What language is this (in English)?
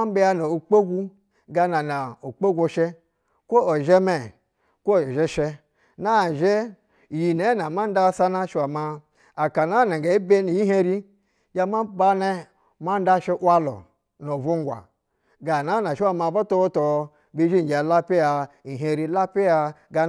Basa (Nigeria)